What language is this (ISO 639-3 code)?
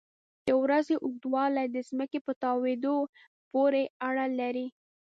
pus